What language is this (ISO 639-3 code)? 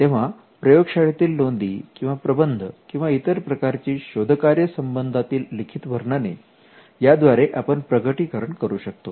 mar